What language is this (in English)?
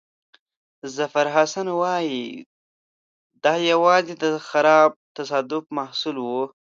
Pashto